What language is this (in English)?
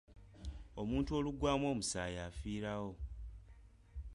Ganda